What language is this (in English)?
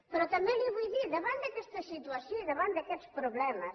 Catalan